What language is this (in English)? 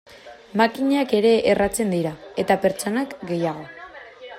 Basque